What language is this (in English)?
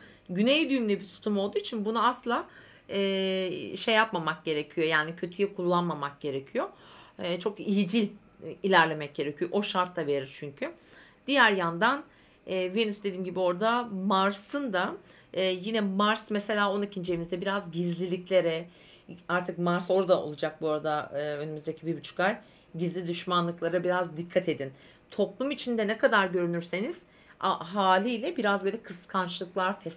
Turkish